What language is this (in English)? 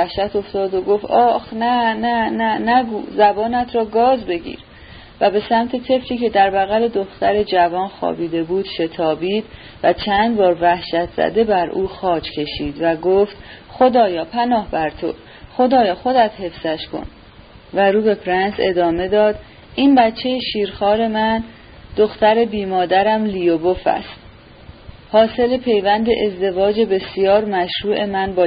Persian